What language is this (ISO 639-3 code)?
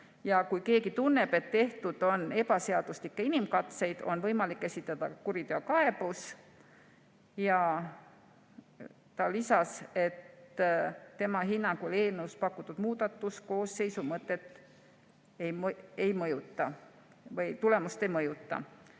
est